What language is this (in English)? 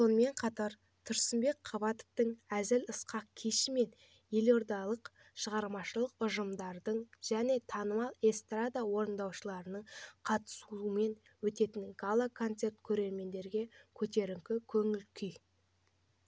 Kazakh